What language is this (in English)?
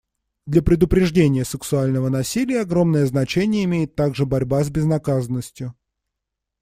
Russian